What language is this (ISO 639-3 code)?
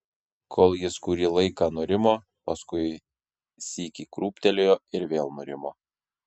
lit